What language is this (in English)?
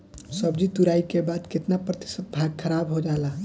Bhojpuri